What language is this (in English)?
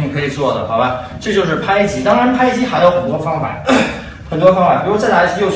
Chinese